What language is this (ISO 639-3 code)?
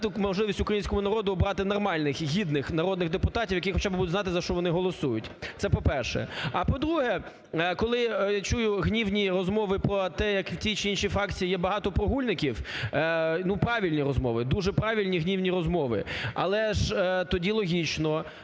ukr